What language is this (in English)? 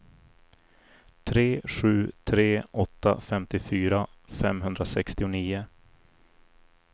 Swedish